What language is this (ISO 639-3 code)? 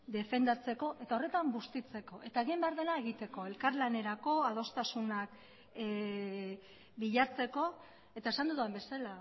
eus